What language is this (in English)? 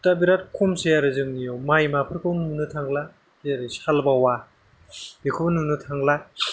Bodo